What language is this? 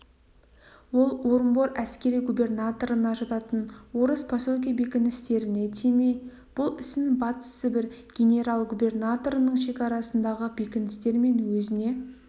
Kazakh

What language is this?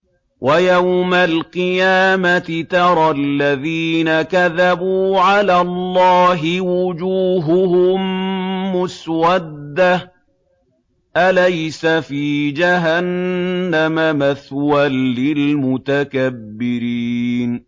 Arabic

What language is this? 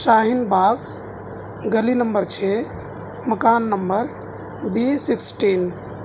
Urdu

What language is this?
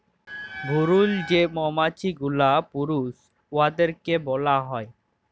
Bangla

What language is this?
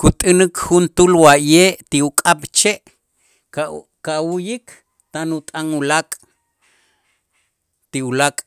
Itzá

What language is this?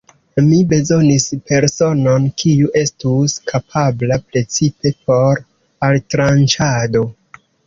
Esperanto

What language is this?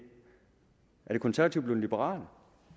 Danish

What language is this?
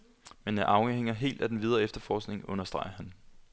Danish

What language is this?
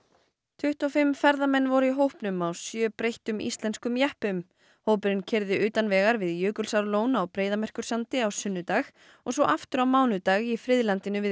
Icelandic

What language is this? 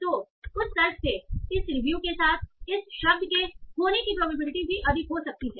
Hindi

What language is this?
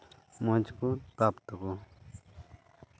Santali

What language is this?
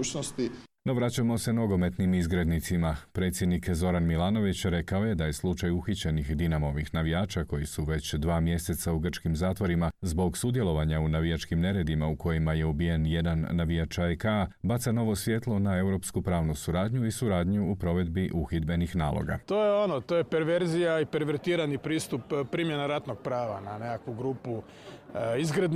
Croatian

